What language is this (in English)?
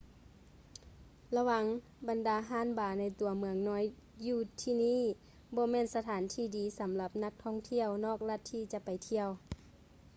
Lao